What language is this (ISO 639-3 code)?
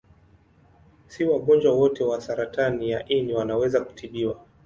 swa